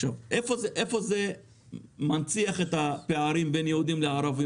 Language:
Hebrew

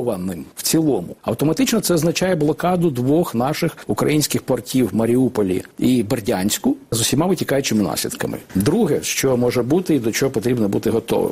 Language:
Ukrainian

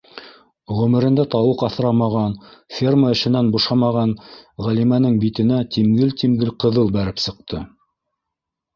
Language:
Bashkir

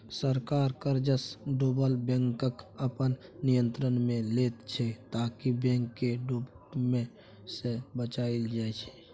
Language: Maithili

